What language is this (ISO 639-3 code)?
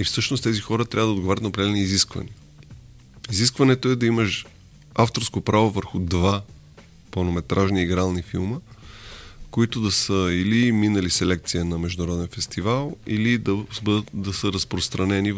bul